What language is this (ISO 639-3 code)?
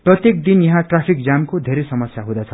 nep